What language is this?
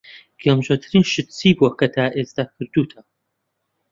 Central Kurdish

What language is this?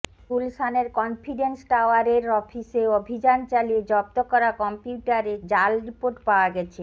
Bangla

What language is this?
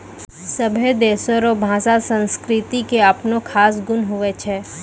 Maithili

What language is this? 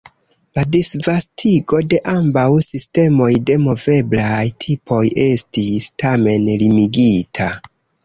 Esperanto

